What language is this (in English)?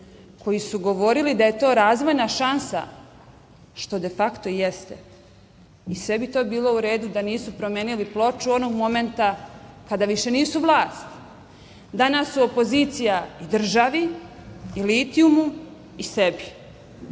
Serbian